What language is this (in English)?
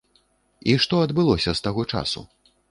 Belarusian